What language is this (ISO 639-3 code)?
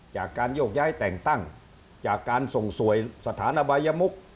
tha